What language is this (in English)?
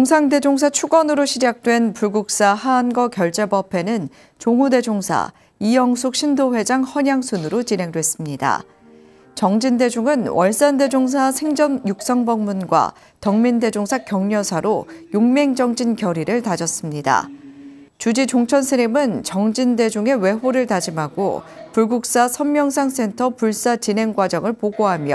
Korean